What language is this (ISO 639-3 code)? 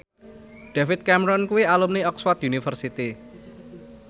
jav